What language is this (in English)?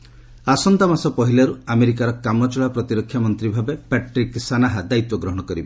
Odia